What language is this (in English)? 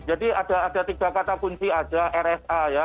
Indonesian